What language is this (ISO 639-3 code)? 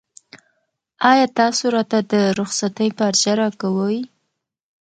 pus